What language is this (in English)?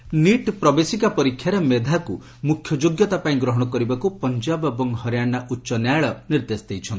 Odia